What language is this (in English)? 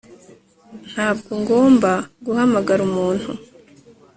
Kinyarwanda